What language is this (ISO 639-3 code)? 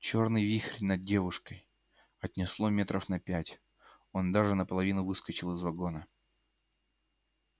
rus